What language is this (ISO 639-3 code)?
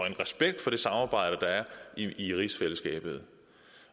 dan